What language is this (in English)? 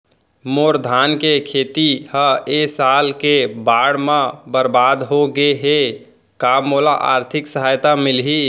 Chhattisgarhi